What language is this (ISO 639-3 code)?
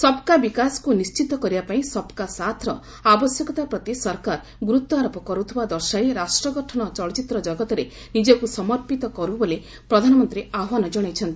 ori